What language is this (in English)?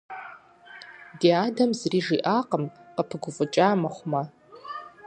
Kabardian